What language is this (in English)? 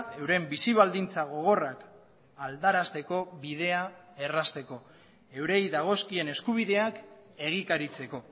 Basque